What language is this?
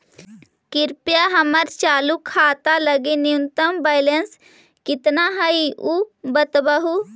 Magahi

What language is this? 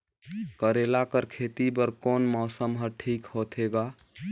Chhattisgarhi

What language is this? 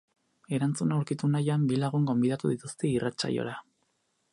Basque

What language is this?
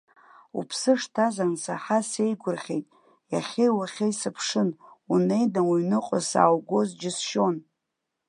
Abkhazian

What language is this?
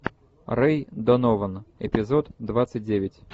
Russian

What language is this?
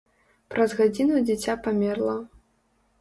Belarusian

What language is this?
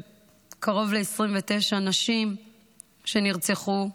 Hebrew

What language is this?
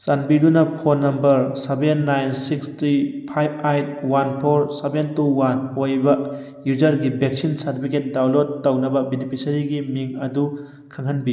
Manipuri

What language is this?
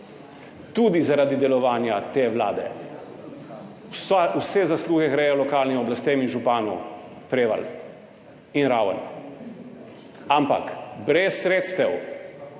Slovenian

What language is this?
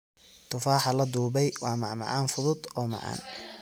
Somali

